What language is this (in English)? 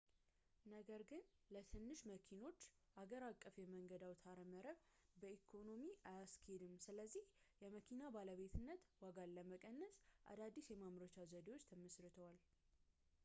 Amharic